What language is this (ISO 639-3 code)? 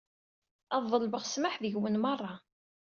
kab